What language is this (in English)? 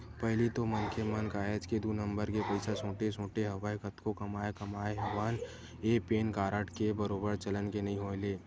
Chhattisgarhi